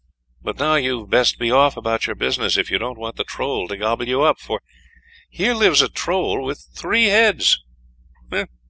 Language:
English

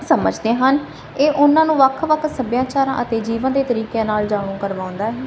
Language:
Punjabi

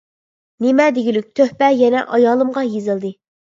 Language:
Uyghur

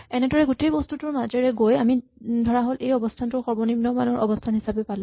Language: Assamese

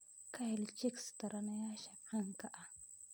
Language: Somali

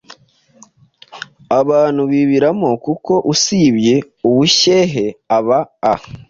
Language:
Kinyarwanda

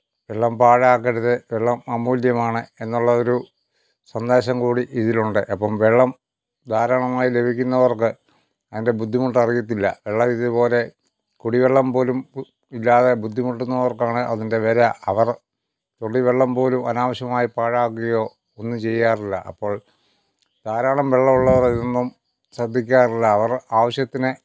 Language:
Malayalam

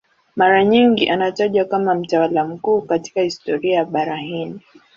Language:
Swahili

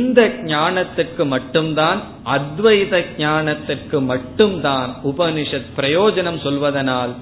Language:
Tamil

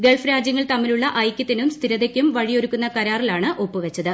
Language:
Malayalam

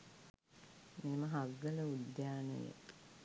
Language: Sinhala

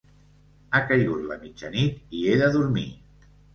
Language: Catalan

